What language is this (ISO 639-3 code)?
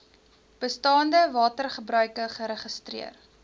afr